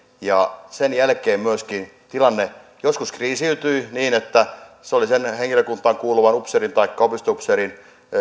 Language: Finnish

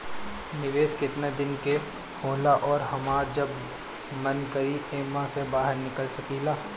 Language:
Bhojpuri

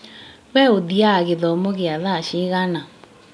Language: Kikuyu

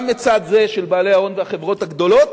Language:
Hebrew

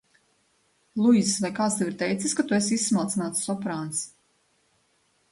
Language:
Latvian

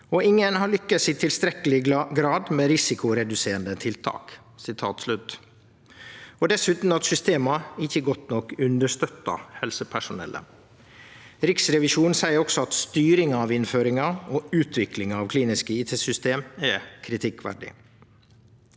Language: Norwegian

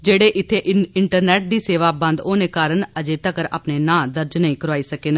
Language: Dogri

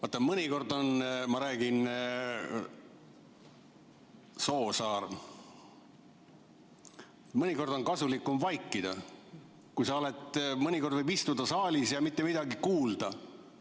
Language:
Estonian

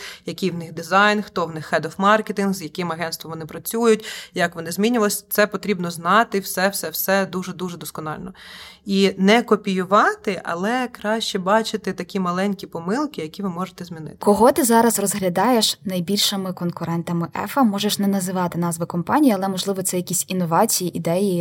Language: Ukrainian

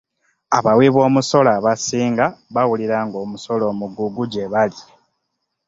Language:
Ganda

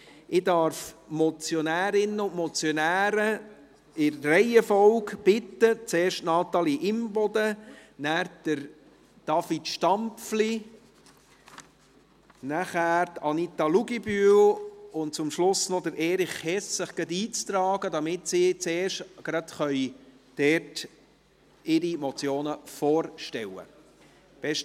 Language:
Swiss German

